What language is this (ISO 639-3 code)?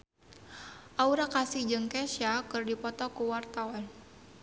sun